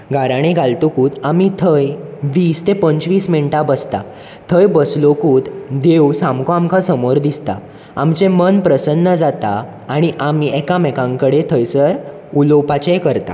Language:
Konkani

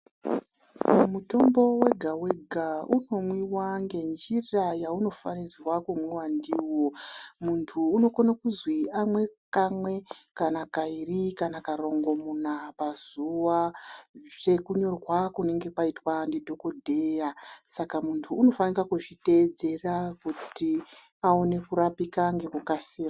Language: Ndau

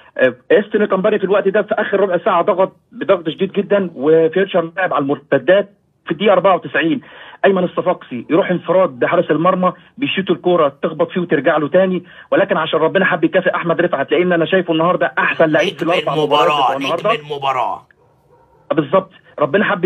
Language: Arabic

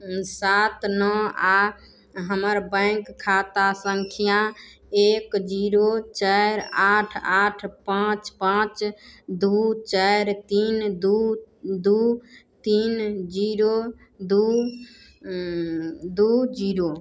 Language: Maithili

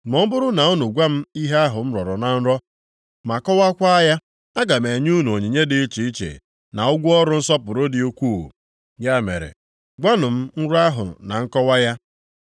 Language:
Igbo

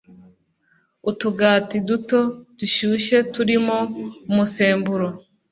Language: Kinyarwanda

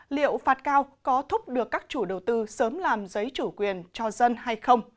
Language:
Vietnamese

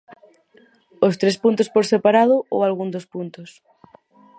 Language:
Galician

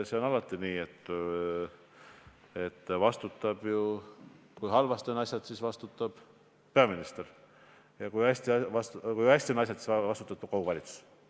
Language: Estonian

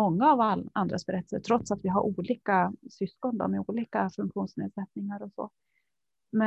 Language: Swedish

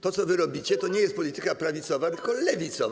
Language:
Polish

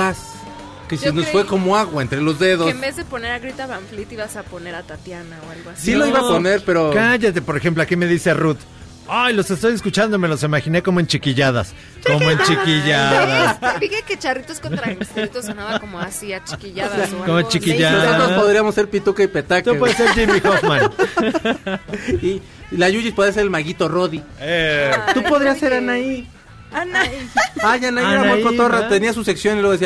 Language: Spanish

